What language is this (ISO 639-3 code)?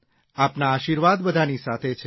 guj